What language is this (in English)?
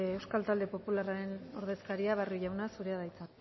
Basque